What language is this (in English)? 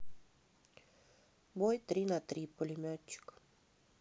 Russian